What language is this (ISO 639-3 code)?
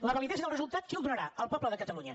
cat